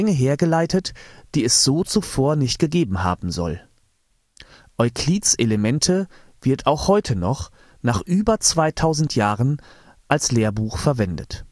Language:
German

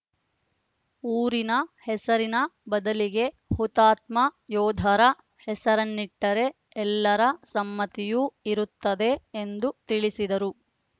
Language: Kannada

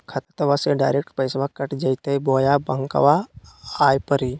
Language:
Magahi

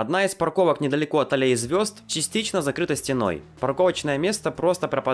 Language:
Russian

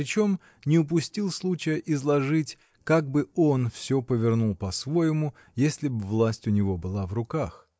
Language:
Russian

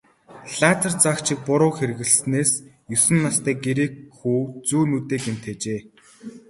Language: Mongolian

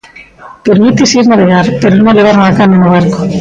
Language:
Galician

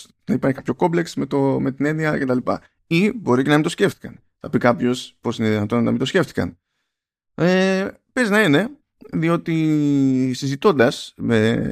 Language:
Greek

